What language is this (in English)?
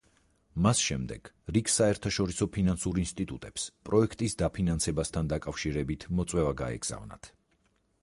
Georgian